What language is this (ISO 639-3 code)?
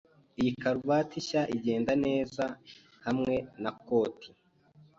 kin